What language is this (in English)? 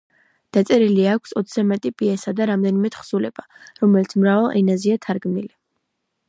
Georgian